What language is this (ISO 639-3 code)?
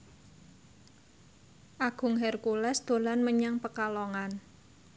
jav